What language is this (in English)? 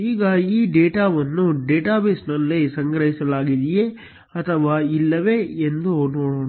Kannada